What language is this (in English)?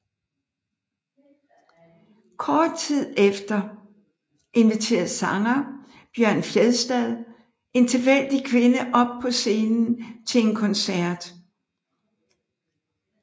Danish